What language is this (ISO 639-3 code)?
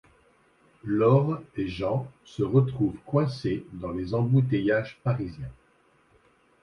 fra